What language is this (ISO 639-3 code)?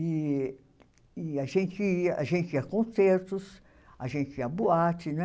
por